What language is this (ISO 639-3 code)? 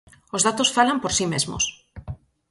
glg